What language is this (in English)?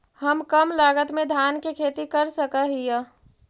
Magahi